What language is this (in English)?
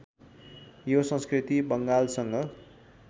Nepali